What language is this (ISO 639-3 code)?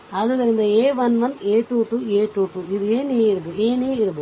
kan